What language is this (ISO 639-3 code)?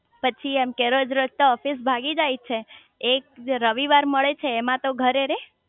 guj